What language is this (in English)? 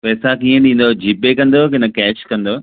Sindhi